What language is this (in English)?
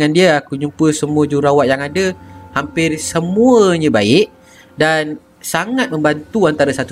Malay